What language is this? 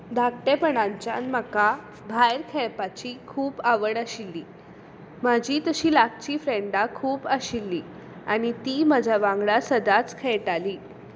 Konkani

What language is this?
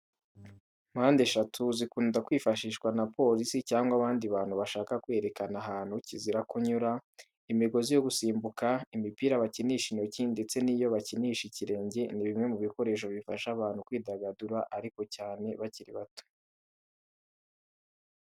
Kinyarwanda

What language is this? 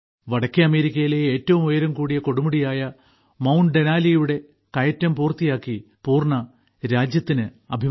Malayalam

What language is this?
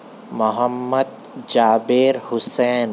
Urdu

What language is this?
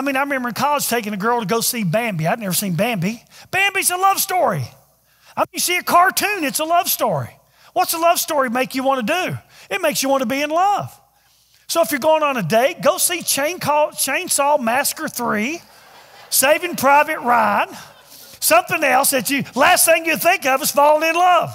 English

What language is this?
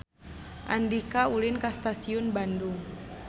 Sundanese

